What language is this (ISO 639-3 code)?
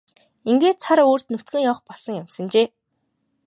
mon